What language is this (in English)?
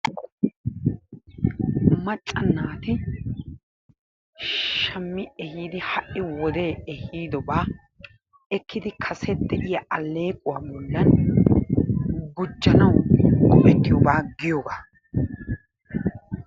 Wolaytta